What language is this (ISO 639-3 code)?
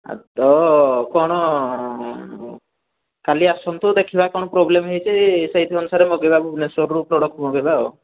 ori